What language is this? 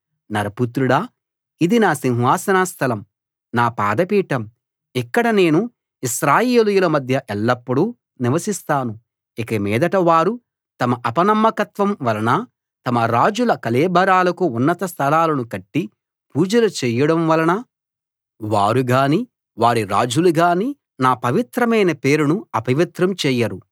Telugu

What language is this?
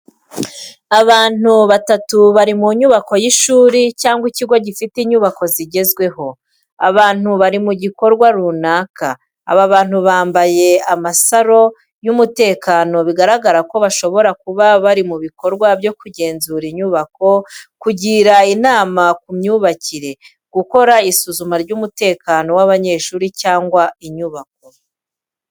Kinyarwanda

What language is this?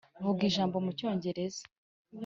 Kinyarwanda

